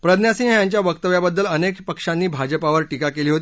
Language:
Marathi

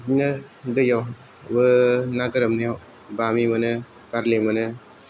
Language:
Bodo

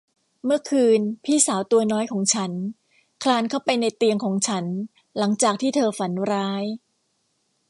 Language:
Thai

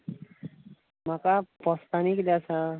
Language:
Konkani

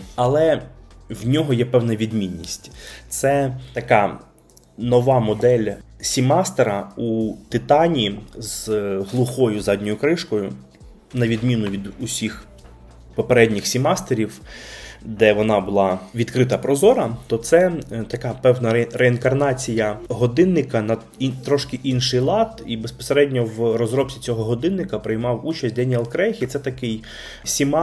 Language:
Ukrainian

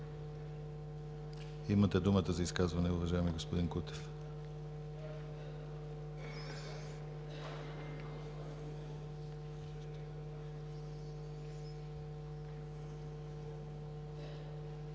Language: Bulgarian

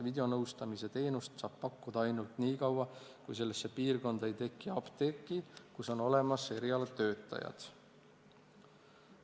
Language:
Estonian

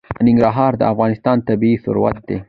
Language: Pashto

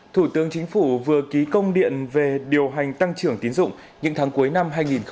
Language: Vietnamese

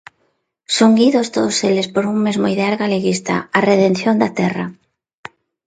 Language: Galician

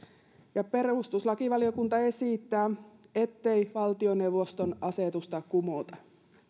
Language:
Finnish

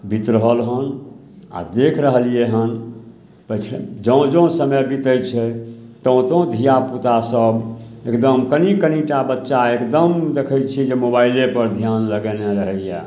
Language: Maithili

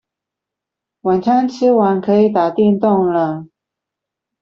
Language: Chinese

